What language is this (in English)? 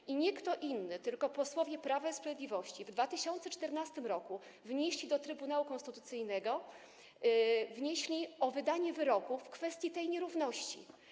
Polish